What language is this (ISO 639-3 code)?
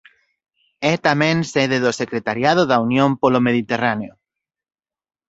glg